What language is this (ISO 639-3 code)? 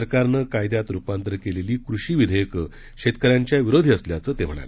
mar